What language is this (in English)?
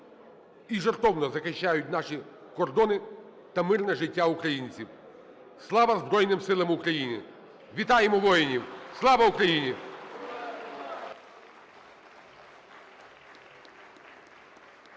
Ukrainian